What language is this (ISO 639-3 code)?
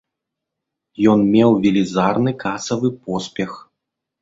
bel